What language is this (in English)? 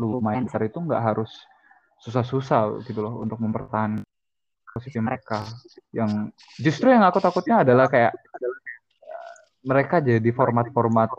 Indonesian